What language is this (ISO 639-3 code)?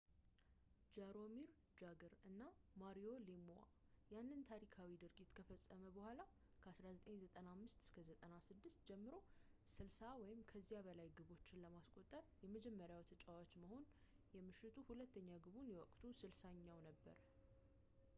amh